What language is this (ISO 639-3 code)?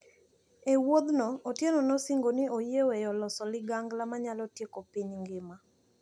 luo